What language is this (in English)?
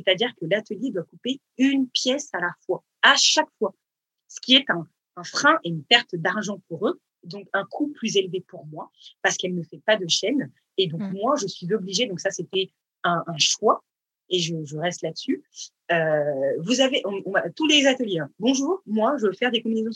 French